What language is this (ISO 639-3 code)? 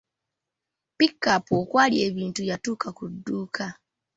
lug